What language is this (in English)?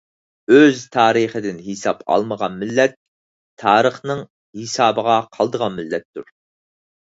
Uyghur